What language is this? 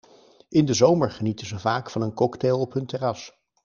Dutch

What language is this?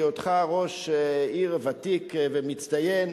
Hebrew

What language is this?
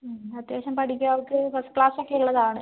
Malayalam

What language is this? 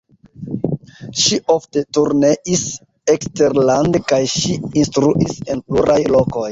Esperanto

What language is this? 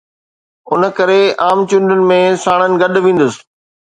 Sindhi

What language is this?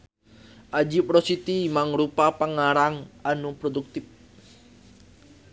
Sundanese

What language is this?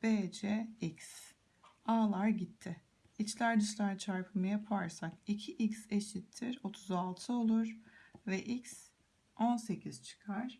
Turkish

